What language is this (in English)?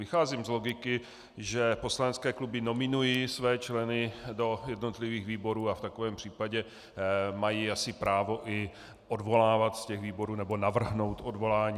Czech